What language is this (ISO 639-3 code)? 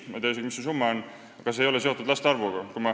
est